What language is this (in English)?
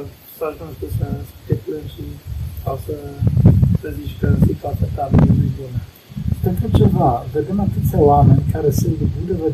Romanian